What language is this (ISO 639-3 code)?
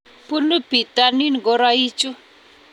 kln